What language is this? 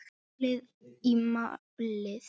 Icelandic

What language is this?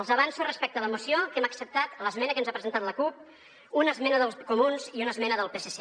Catalan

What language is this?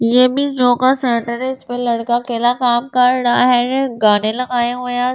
Hindi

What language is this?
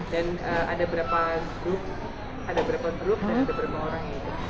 Indonesian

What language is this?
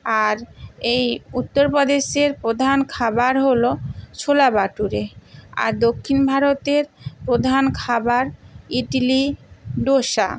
Bangla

